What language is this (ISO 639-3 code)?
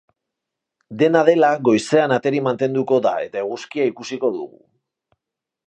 eus